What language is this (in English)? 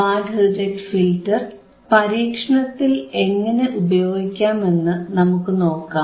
Malayalam